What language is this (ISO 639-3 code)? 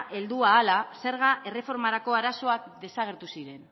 eus